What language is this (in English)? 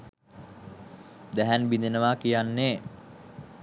Sinhala